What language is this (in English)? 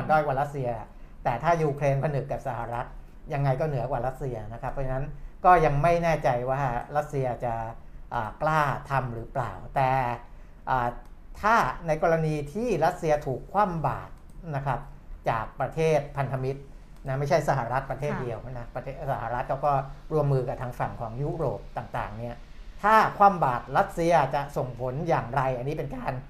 Thai